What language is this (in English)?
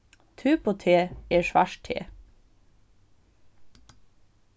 Faroese